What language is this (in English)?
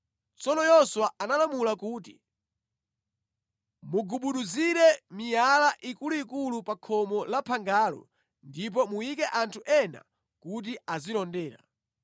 Nyanja